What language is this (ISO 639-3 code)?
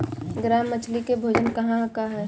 bho